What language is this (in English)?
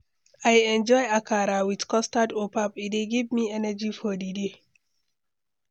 Nigerian Pidgin